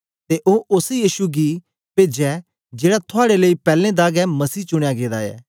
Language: Dogri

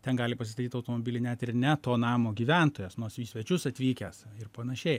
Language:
Lithuanian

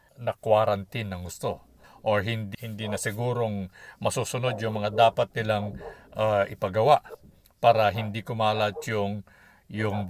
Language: Filipino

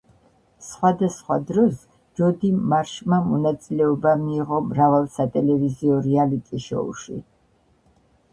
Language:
Georgian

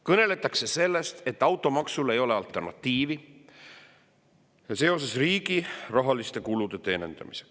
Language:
Estonian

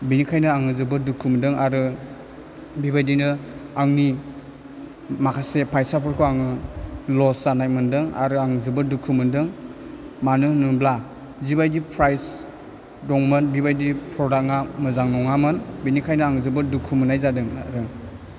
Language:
Bodo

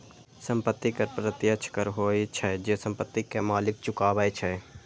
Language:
Maithili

